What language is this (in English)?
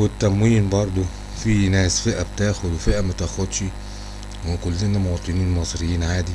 Arabic